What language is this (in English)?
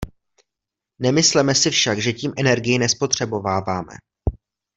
Czech